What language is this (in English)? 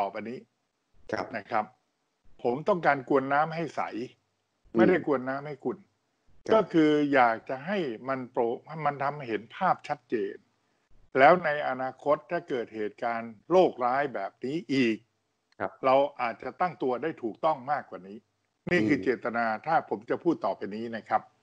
Thai